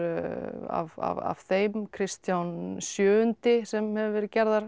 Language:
Icelandic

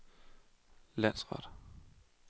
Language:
Danish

